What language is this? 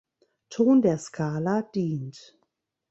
German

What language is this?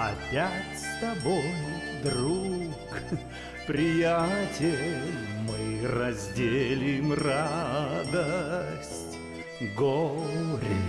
Russian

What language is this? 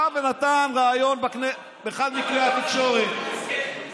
Hebrew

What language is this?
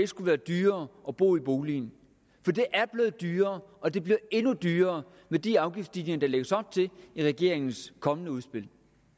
Danish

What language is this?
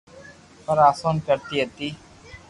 Loarki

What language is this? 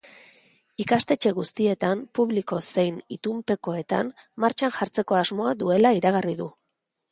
Basque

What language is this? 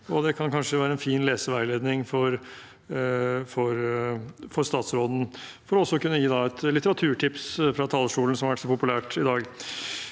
Norwegian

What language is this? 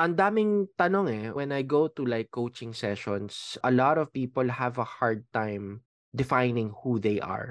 Filipino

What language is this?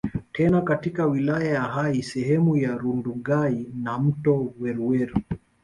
Swahili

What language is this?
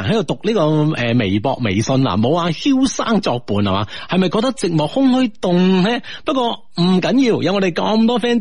Chinese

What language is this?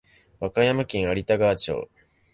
Japanese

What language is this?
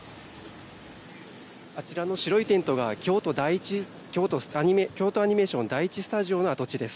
Japanese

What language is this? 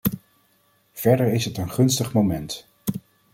Dutch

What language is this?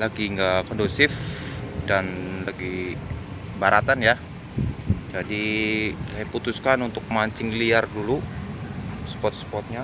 Indonesian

